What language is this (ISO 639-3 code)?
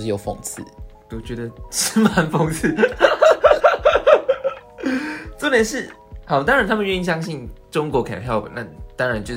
zho